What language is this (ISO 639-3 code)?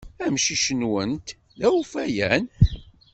kab